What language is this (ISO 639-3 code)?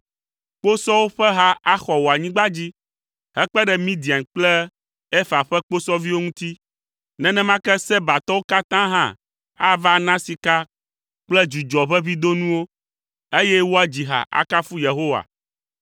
ewe